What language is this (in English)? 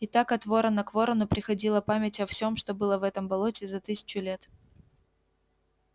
Russian